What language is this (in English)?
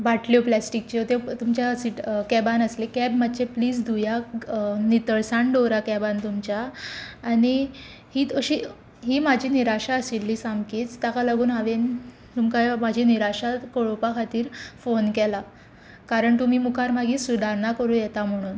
Konkani